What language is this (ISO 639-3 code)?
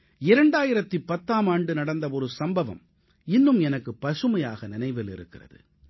tam